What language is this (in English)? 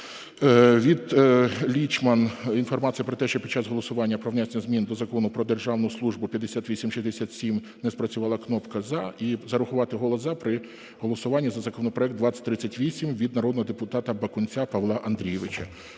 Ukrainian